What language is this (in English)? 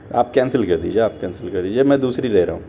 Urdu